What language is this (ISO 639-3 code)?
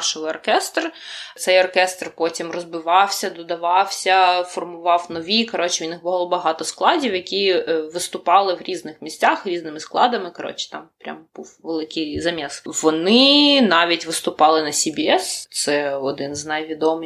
ukr